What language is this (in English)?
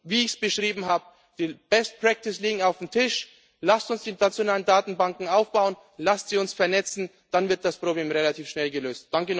German